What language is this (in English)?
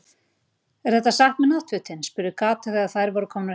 Icelandic